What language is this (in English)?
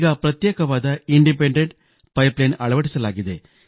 Kannada